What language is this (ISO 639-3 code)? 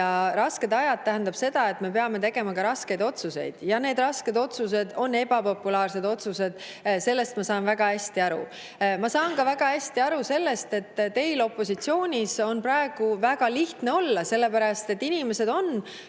est